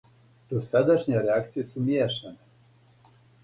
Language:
Serbian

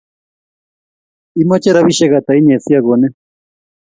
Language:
Kalenjin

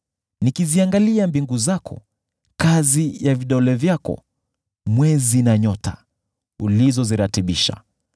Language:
Swahili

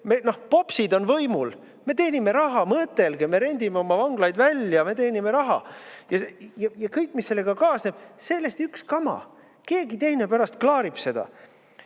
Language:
Estonian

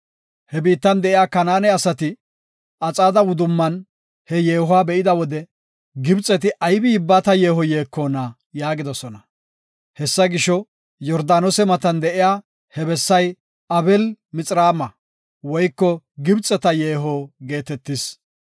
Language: Gofa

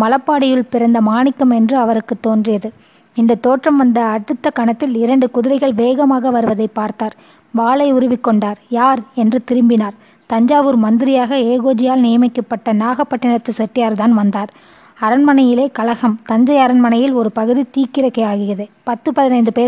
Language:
Tamil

